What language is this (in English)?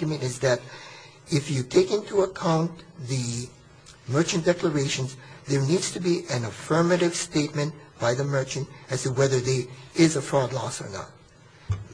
English